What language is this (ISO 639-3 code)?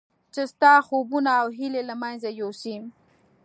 pus